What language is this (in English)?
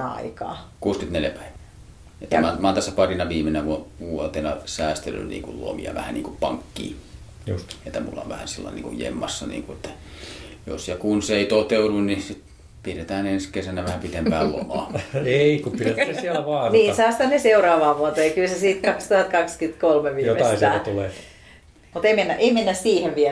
Finnish